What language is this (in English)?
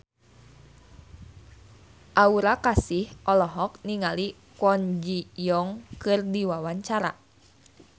Sundanese